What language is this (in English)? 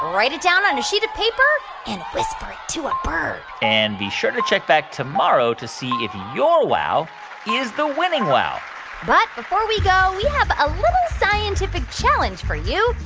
English